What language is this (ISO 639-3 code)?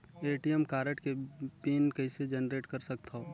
hne